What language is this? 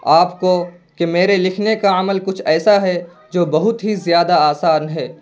Urdu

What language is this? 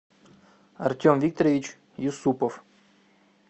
Russian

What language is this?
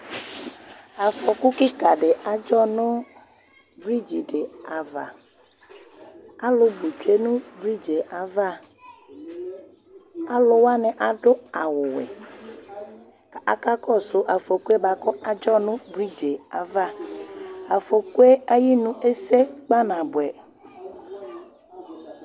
Ikposo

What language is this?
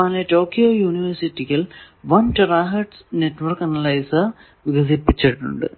Malayalam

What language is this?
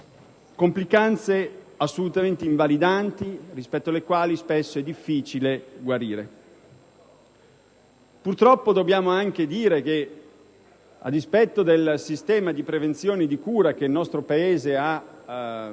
Italian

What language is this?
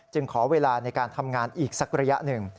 Thai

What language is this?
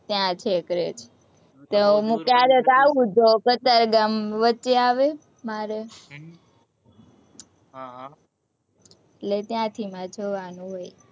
Gujarati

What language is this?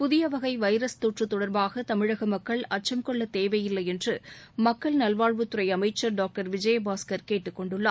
Tamil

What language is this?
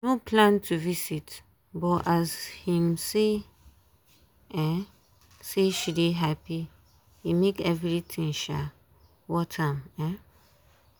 Nigerian Pidgin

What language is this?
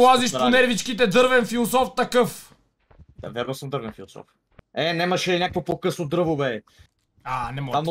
Bulgarian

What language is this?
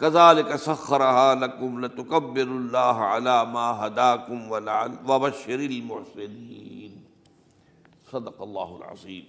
Urdu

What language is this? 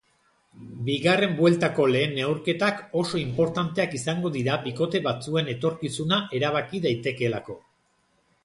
Basque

